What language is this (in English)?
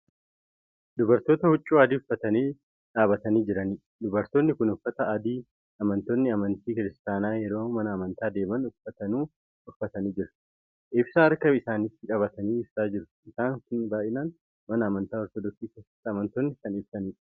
Oromo